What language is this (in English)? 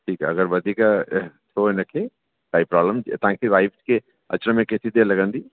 Sindhi